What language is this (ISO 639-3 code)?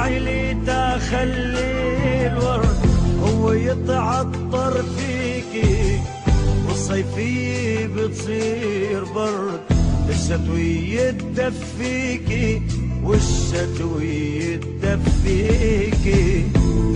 ara